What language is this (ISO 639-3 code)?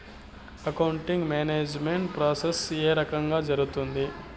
tel